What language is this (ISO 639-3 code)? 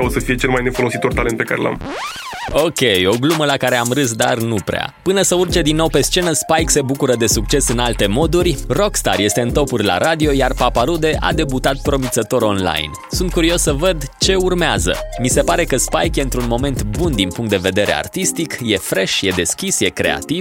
ron